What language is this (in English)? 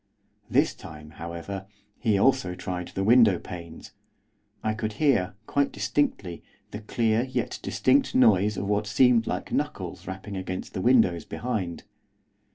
English